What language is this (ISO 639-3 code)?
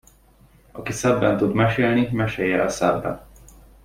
hun